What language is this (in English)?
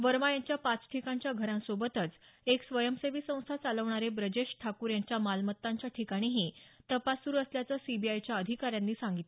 Marathi